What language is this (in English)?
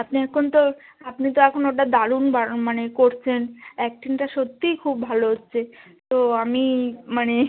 Bangla